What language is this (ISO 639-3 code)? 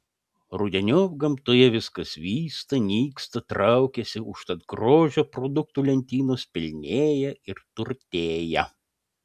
lit